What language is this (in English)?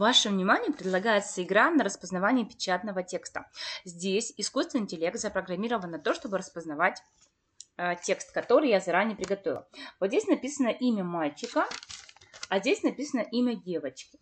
Russian